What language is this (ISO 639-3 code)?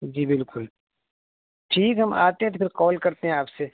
urd